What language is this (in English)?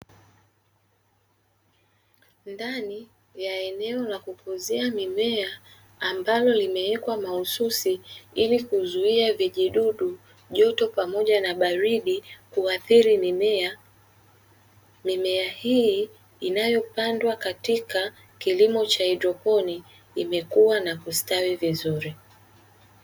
Swahili